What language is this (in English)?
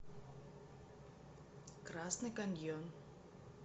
Russian